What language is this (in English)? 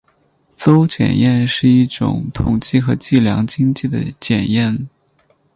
Chinese